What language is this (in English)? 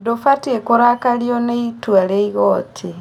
Kikuyu